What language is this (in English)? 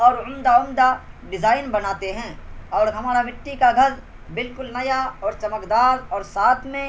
Urdu